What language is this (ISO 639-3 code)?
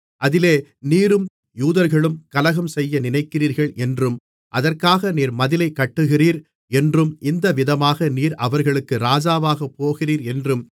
tam